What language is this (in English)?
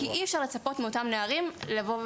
Hebrew